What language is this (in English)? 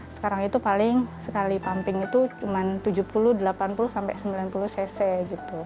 Indonesian